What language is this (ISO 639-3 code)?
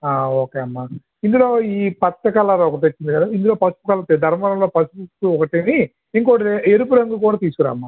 tel